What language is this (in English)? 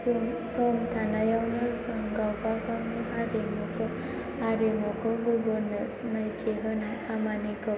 Bodo